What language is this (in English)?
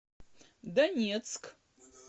Russian